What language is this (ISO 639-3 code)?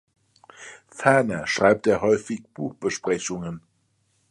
deu